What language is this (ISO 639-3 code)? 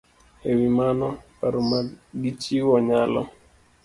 luo